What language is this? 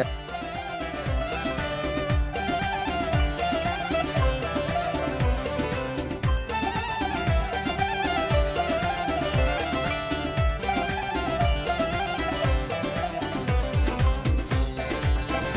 Arabic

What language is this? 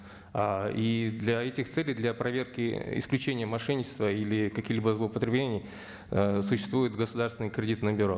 Kazakh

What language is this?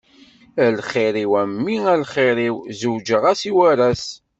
Kabyle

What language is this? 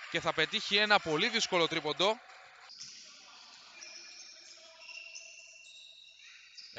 Greek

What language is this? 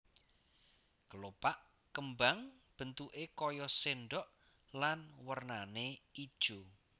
Javanese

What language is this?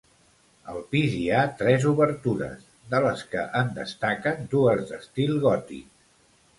Catalan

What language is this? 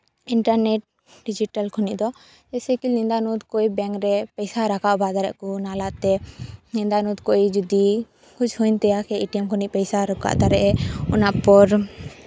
Santali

